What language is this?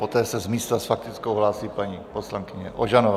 Czech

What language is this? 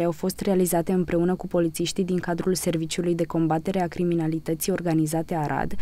Romanian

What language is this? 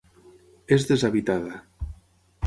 Catalan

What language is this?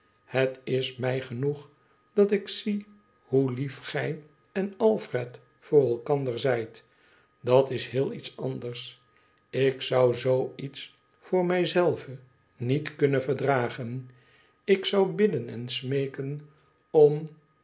Dutch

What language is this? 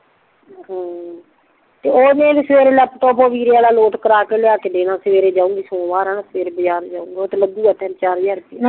Punjabi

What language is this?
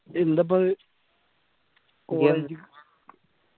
Malayalam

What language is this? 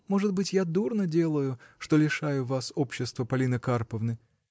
Russian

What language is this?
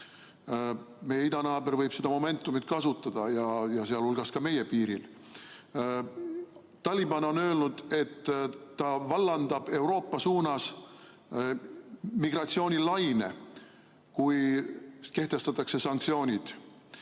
Estonian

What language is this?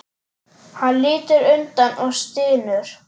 Icelandic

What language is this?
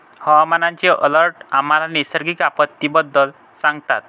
Marathi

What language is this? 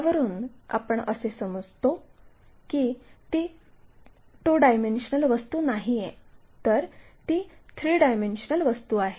Marathi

